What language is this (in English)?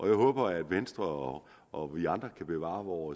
Danish